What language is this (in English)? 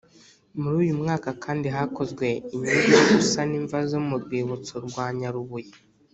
Kinyarwanda